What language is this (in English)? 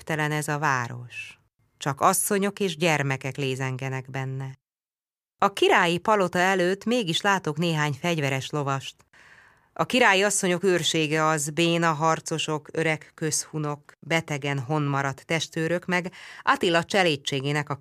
Hungarian